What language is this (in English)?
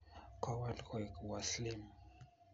Kalenjin